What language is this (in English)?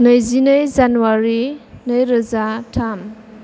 Bodo